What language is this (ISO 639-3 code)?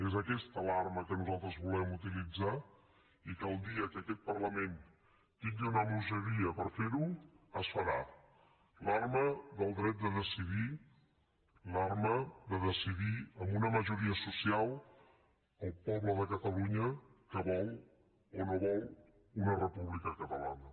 cat